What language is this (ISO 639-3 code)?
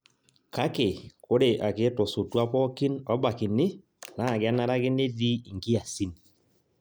mas